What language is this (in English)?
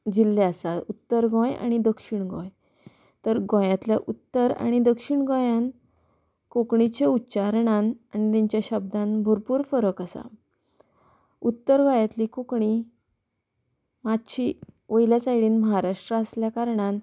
Konkani